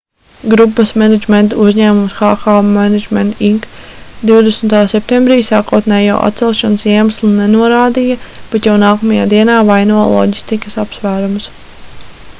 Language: Latvian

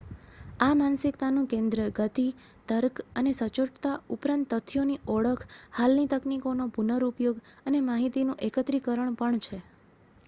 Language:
Gujarati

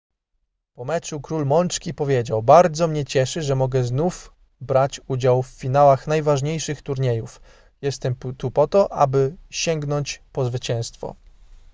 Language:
Polish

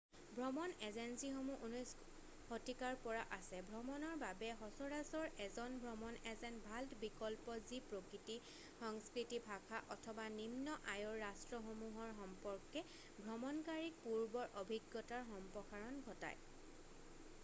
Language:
Assamese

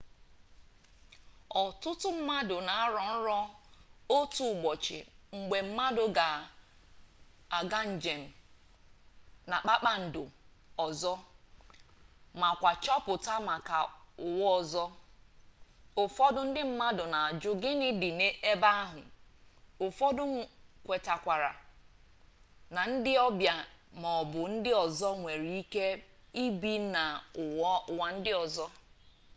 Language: Igbo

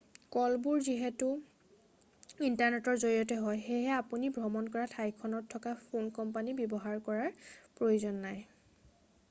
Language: Assamese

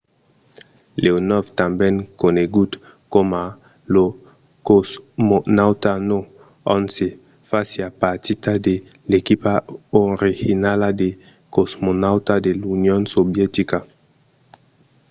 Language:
Occitan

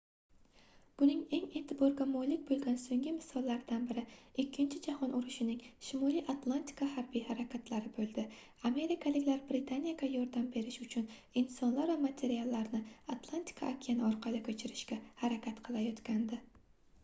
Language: Uzbek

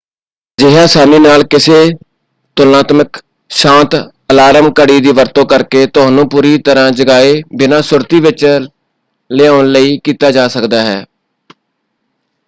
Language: Punjabi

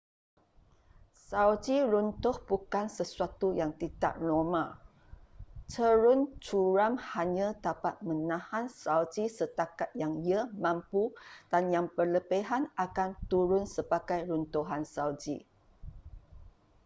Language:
Malay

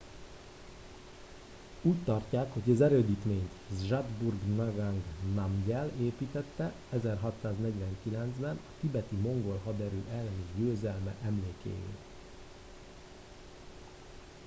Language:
Hungarian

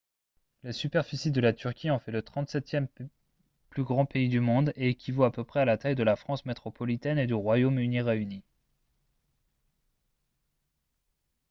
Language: French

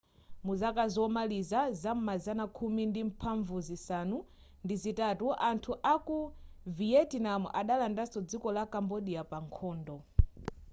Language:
Nyanja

